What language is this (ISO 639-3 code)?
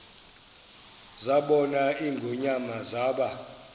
xho